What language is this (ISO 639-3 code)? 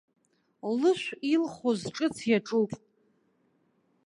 abk